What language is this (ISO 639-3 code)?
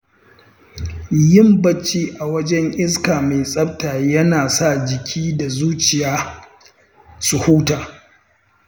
hau